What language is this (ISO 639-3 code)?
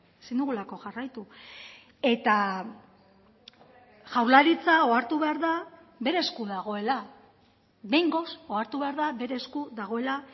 eus